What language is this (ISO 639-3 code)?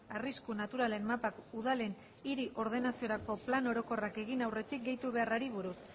eus